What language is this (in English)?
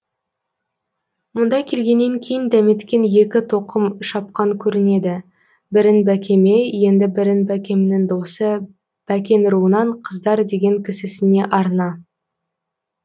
Kazakh